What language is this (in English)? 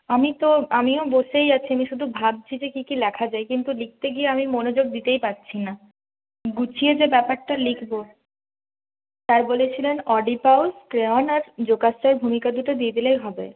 Bangla